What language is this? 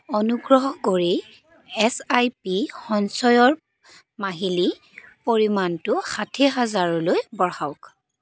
Assamese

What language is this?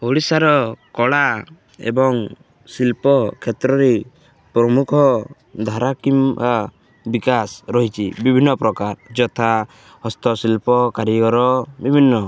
Odia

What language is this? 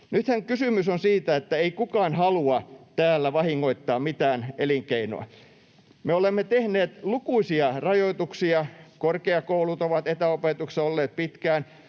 Finnish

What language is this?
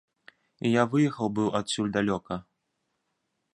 Belarusian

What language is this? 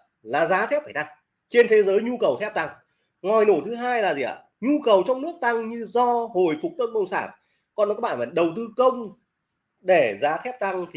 Vietnamese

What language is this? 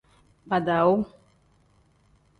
Tem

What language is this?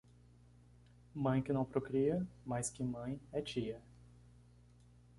Portuguese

